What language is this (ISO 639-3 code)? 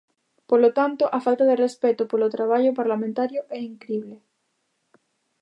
glg